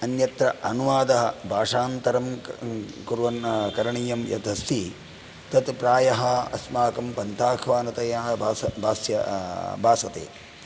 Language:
Sanskrit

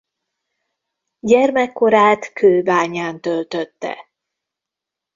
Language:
Hungarian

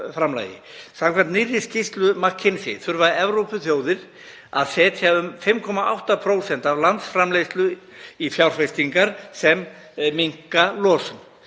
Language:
Icelandic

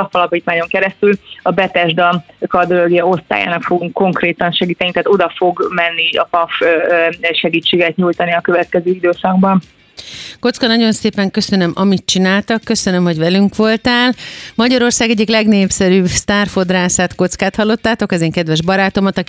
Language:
Hungarian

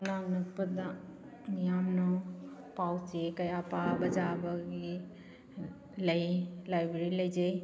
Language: Manipuri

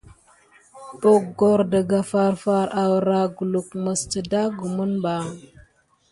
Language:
Gidar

